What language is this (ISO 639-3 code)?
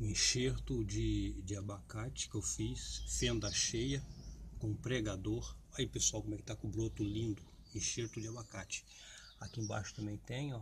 por